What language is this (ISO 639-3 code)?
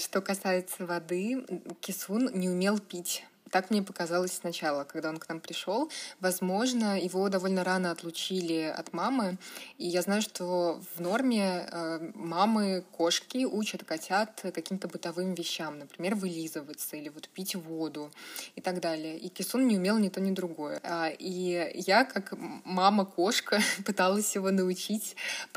rus